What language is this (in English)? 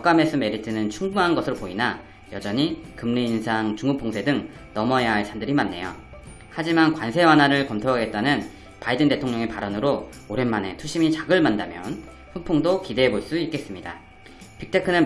Korean